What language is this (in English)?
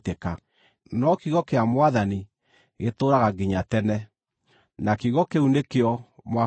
Kikuyu